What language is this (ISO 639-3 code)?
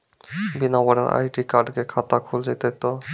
mai